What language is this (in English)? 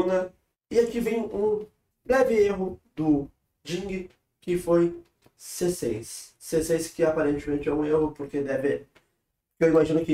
Portuguese